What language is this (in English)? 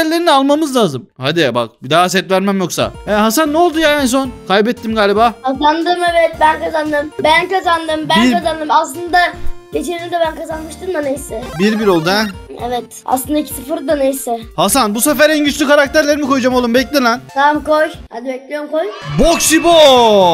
Turkish